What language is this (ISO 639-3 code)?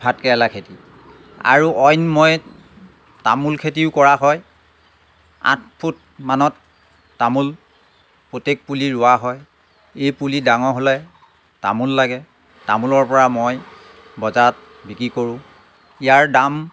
asm